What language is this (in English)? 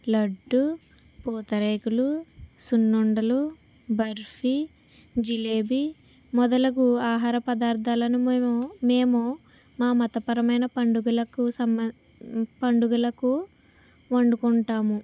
Telugu